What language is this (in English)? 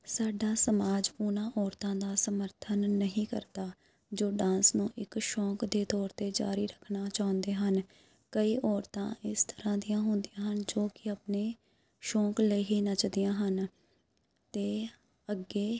Punjabi